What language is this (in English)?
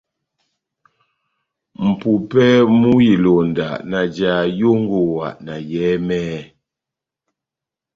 Batanga